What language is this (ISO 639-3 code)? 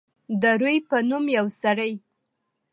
pus